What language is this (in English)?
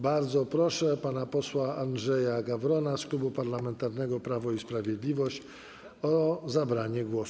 Polish